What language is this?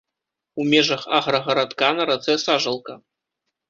Belarusian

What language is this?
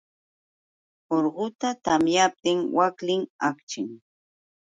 Yauyos Quechua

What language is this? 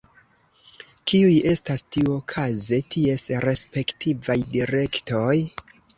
Esperanto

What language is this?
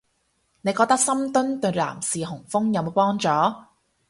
Cantonese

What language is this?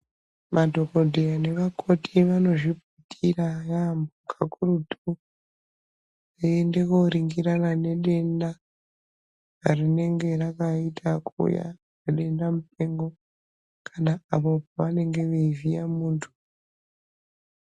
Ndau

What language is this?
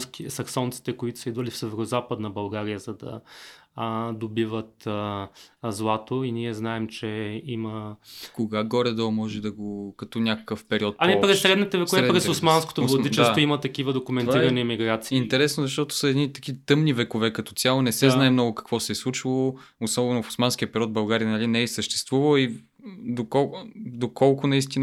Bulgarian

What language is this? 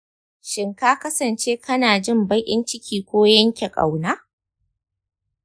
Hausa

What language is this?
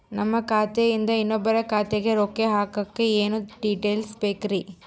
Kannada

